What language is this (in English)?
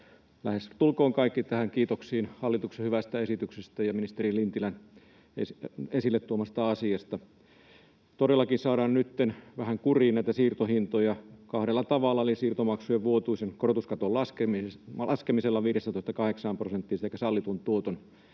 Finnish